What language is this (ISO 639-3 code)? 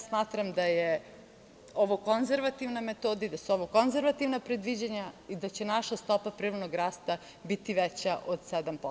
srp